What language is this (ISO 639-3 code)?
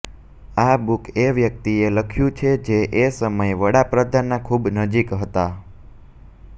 guj